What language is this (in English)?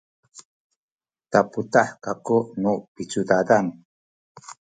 Sakizaya